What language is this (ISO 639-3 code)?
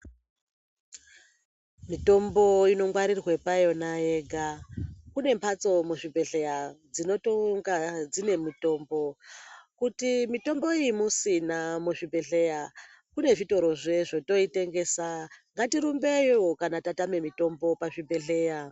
ndc